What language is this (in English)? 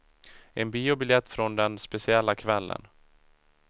Swedish